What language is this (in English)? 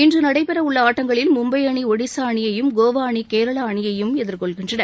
Tamil